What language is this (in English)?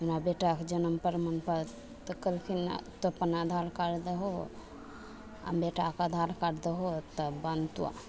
Maithili